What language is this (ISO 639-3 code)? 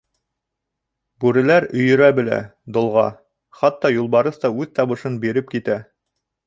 bak